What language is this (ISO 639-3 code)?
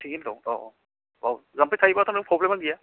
brx